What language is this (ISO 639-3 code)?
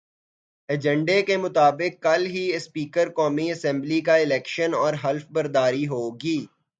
urd